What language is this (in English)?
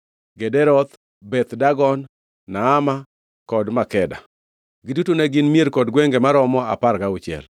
Luo (Kenya and Tanzania)